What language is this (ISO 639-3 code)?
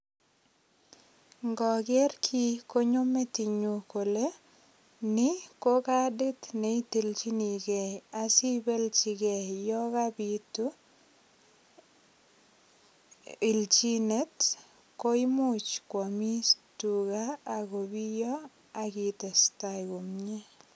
kln